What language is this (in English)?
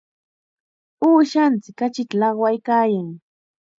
Chiquián Ancash Quechua